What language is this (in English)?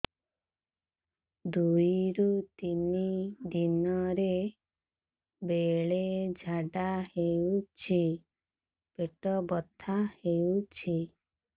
Odia